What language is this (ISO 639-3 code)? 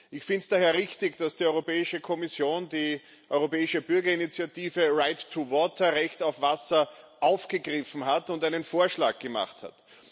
deu